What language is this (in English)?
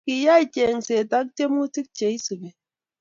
Kalenjin